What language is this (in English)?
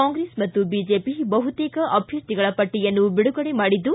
Kannada